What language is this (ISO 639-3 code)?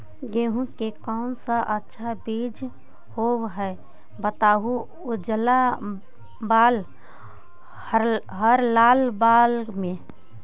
mag